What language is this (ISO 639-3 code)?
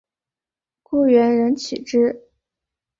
zho